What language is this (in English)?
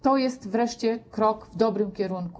Polish